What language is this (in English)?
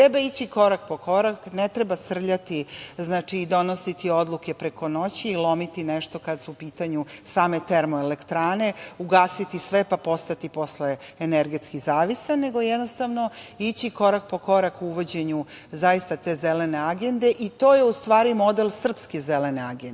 Serbian